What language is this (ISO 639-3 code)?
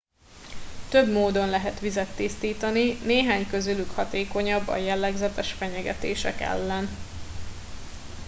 hun